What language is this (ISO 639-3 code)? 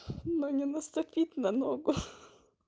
rus